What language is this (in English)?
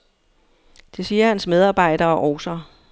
Danish